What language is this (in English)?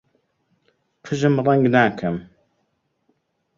Central Kurdish